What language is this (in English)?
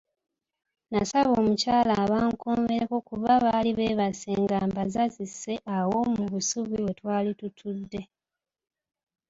Ganda